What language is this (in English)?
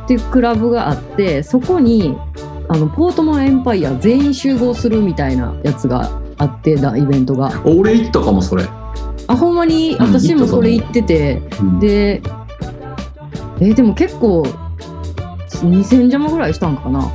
Japanese